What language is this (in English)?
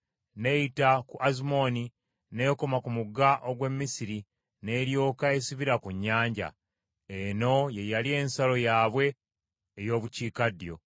Ganda